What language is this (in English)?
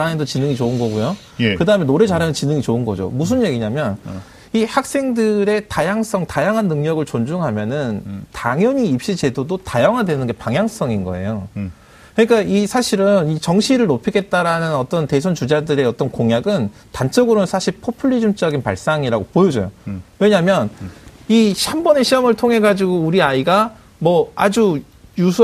Korean